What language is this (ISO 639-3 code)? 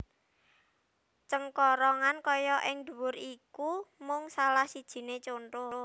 jav